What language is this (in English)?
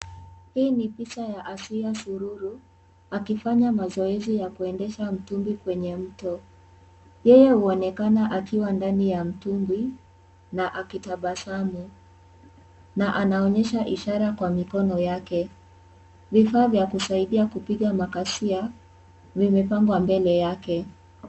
Swahili